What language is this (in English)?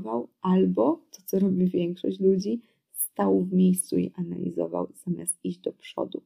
Polish